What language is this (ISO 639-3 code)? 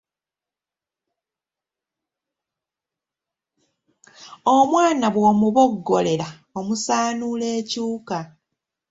lug